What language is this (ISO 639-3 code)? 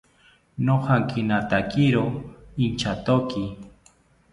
cpy